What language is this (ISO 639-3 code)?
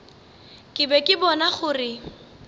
nso